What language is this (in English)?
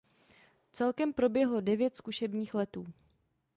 Czech